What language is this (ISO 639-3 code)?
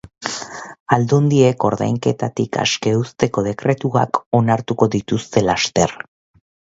eus